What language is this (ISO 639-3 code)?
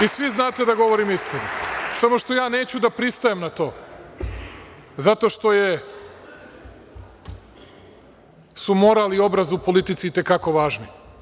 srp